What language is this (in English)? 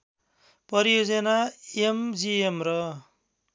Nepali